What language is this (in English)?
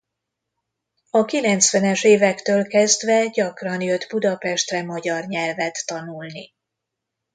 Hungarian